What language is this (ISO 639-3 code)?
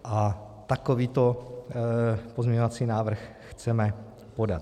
ces